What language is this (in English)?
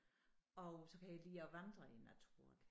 Danish